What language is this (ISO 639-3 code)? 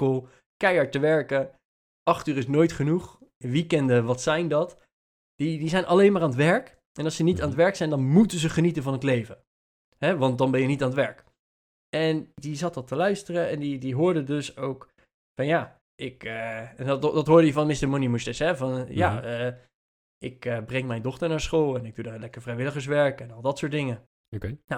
nld